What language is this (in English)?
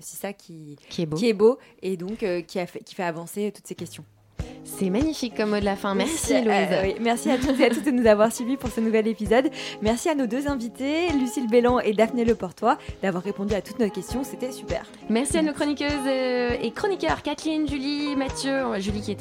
French